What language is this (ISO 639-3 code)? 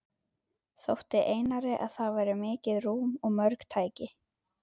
isl